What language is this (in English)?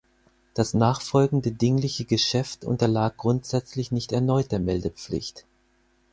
German